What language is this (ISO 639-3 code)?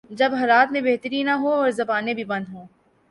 urd